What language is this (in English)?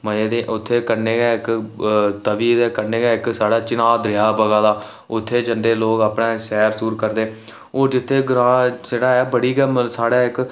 Dogri